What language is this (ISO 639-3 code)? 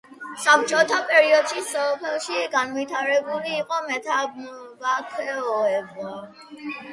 kat